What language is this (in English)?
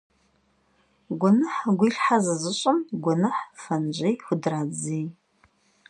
Kabardian